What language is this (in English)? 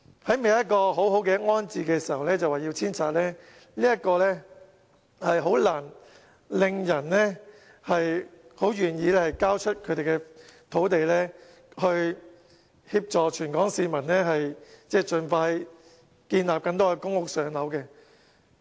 Cantonese